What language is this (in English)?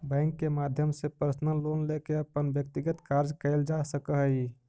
Magahi